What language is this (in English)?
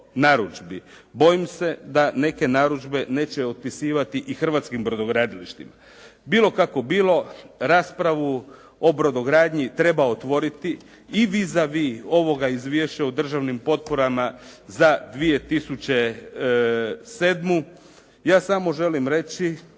Croatian